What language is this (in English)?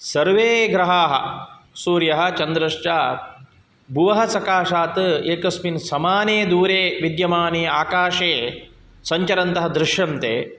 Sanskrit